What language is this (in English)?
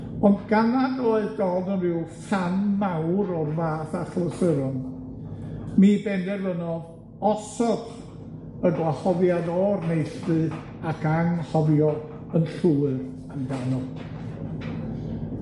Welsh